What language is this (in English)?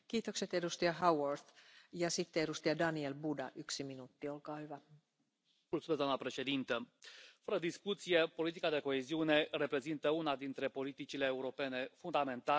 Romanian